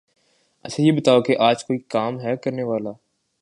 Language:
Urdu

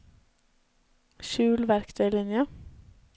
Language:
Norwegian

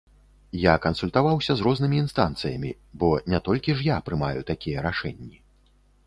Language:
Belarusian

